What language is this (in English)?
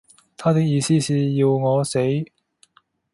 Cantonese